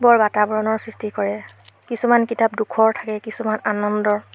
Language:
Assamese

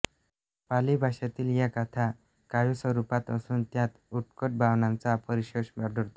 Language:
Marathi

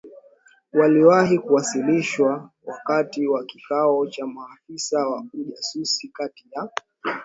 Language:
Swahili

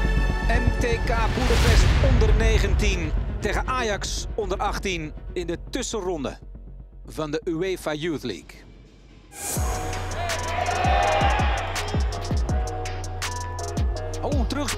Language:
Dutch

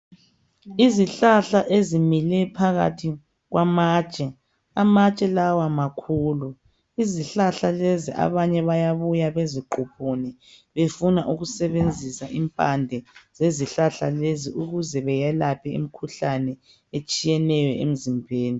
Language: North Ndebele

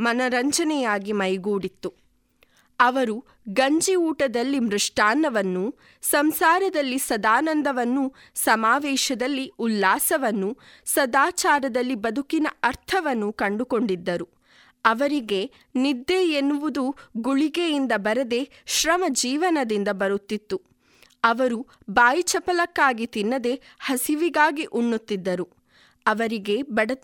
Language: Kannada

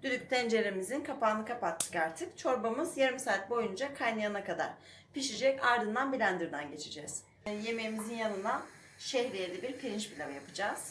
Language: Turkish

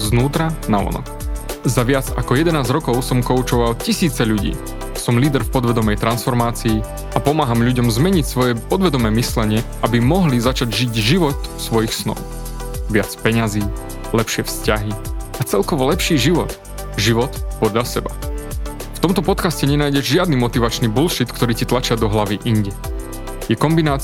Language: Slovak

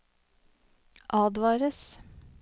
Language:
Norwegian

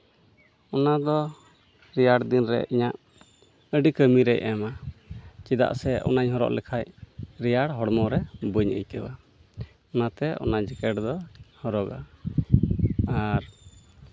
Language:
Santali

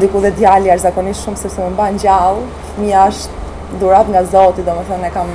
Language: Romanian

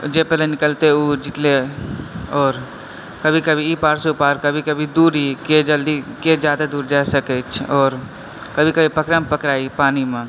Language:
Maithili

